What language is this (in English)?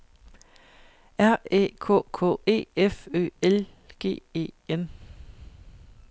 Danish